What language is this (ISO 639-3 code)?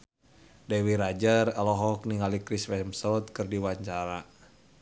sun